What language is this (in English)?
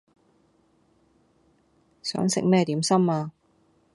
Cantonese